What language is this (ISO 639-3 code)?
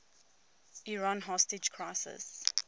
eng